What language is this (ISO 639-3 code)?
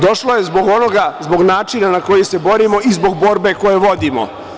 srp